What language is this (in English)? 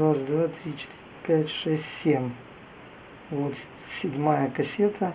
Russian